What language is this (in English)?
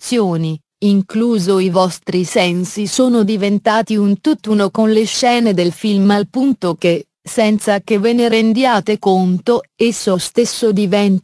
Italian